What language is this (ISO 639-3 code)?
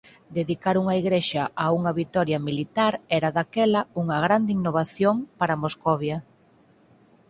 glg